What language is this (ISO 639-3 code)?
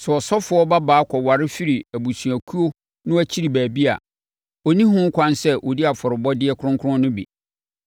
aka